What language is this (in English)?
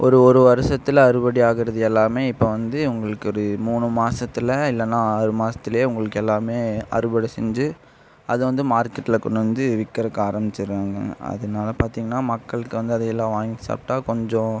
Tamil